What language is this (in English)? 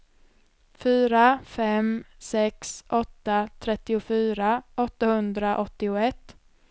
Swedish